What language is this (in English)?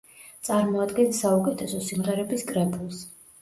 Georgian